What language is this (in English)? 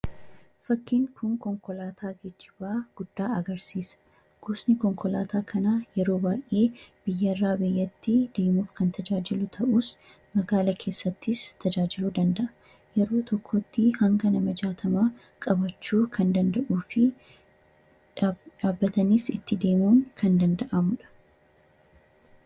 Oromo